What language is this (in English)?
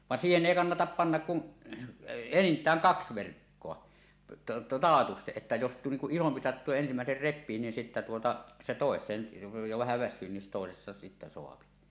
Finnish